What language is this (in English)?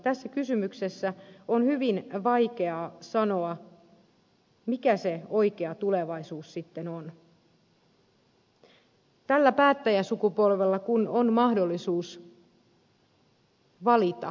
Finnish